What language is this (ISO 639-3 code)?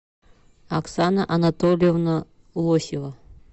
rus